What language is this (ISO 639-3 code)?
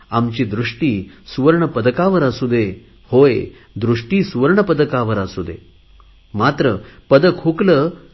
mar